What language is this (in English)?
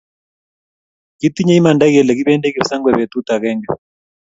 Kalenjin